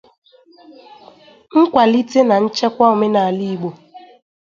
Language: Igbo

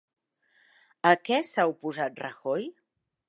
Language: Catalan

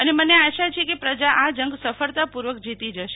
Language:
Gujarati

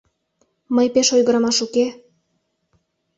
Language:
Mari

